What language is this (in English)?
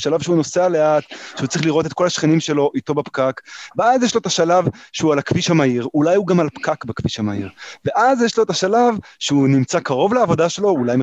Hebrew